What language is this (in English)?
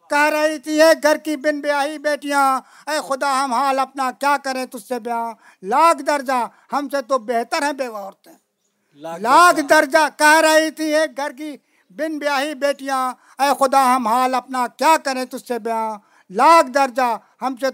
Urdu